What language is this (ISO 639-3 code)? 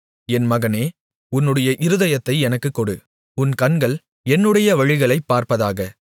tam